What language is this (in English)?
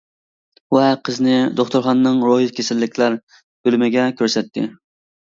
Uyghur